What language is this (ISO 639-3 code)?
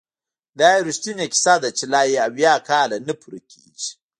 pus